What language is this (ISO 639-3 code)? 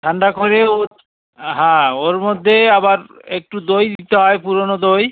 ben